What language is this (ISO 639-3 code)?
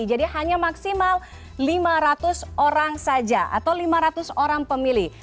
ind